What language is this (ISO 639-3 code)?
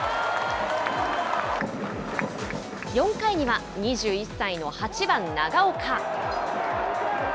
jpn